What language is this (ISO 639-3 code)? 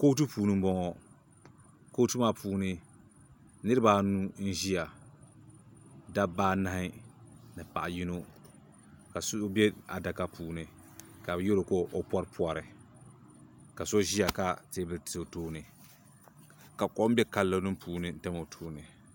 dag